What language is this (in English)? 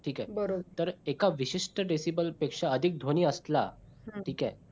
Marathi